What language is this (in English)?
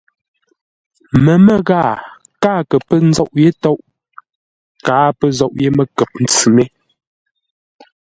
Ngombale